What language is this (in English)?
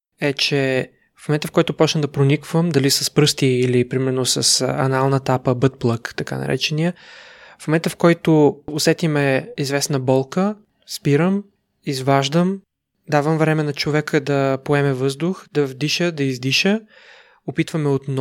Bulgarian